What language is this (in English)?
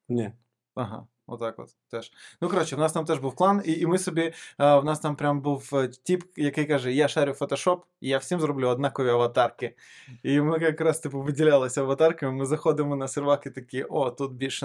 Ukrainian